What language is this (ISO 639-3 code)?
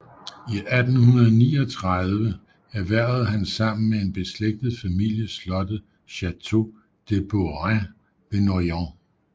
dan